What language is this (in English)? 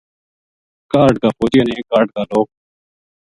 Gujari